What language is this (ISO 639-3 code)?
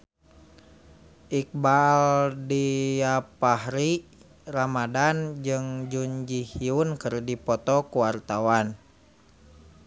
sun